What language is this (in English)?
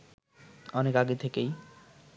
Bangla